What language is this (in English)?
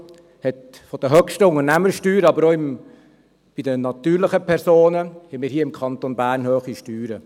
Swiss German